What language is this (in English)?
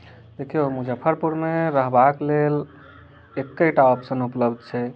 Maithili